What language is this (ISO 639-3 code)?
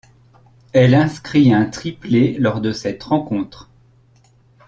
fra